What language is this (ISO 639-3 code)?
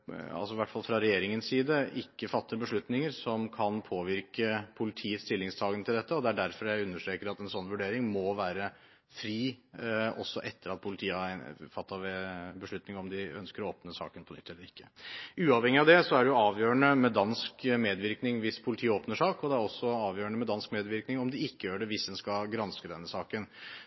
nob